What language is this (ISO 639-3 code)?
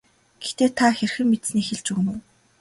mon